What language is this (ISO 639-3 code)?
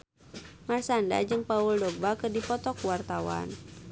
sun